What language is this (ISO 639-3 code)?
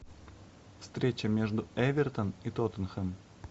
rus